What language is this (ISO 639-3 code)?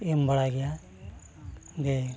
sat